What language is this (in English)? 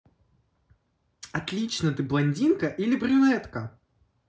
Russian